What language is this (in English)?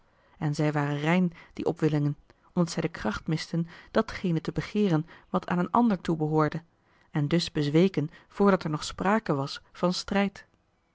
Dutch